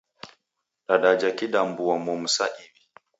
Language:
Taita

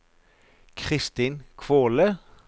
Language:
Norwegian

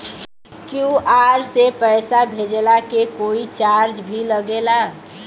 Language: Bhojpuri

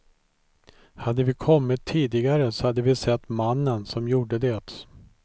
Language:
Swedish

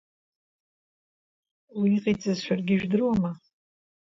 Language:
Abkhazian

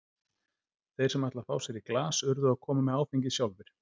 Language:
Icelandic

